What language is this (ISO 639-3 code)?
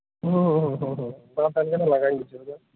sat